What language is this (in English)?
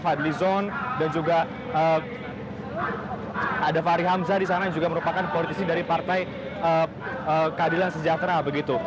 Indonesian